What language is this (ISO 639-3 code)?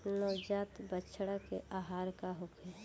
bho